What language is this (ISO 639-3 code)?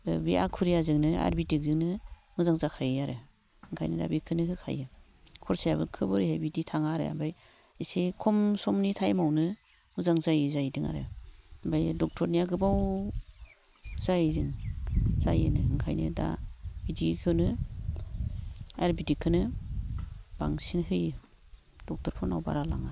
brx